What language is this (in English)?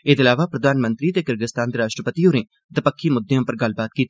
Dogri